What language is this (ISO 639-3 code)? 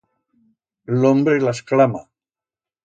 arg